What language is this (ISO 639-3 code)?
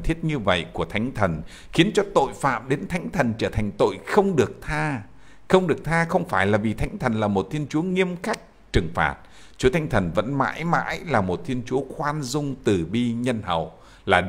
vie